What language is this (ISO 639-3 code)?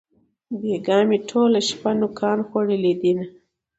pus